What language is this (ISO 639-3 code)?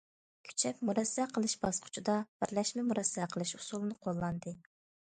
uig